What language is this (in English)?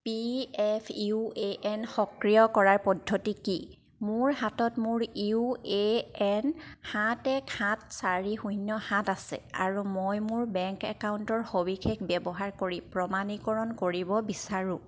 Assamese